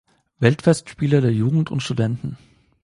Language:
German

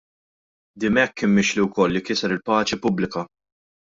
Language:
Maltese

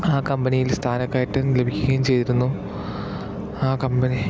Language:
Malayalam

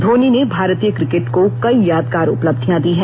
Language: Hindi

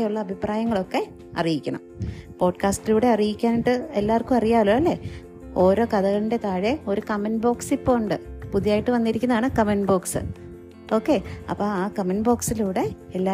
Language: Malayalam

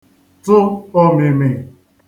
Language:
Igbo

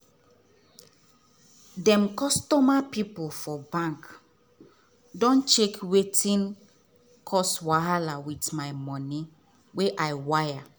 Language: Nigerian Pidgin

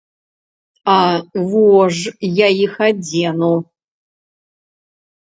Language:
Belarusian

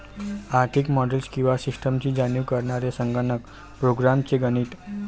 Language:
Marathi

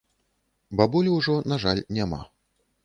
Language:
Belarusian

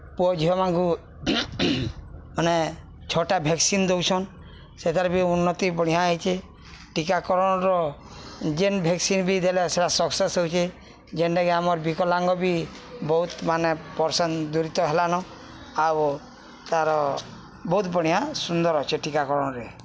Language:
Odia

